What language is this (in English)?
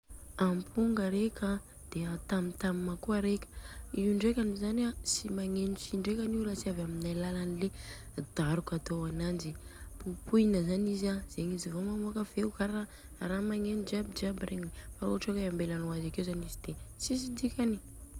Southern Betsimisaraka Malagasy